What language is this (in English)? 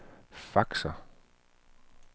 Danish